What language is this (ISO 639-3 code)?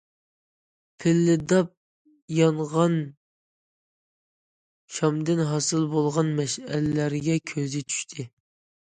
uig